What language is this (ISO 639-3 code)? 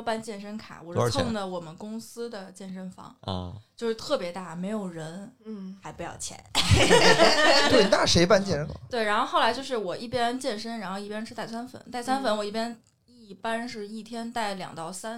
zho